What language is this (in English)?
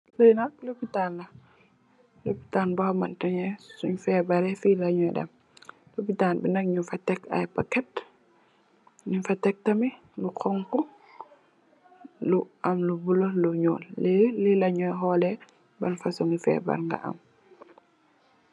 Wolof